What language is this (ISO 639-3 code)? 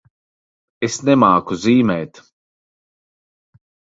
lav